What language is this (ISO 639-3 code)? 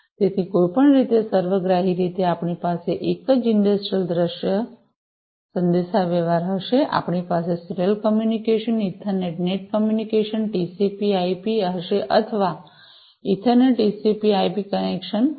guj